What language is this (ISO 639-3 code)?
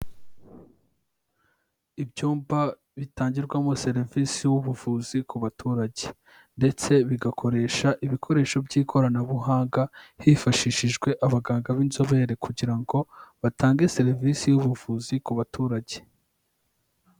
kin